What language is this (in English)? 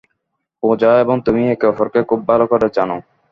Bangla